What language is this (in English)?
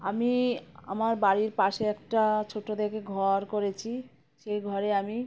Bangla